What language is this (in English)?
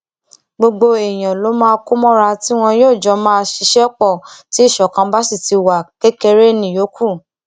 Yoruba